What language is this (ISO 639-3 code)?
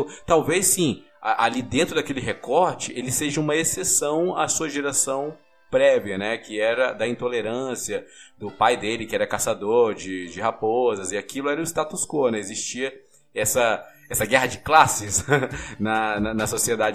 por